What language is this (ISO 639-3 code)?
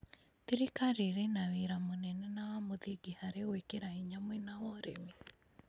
kik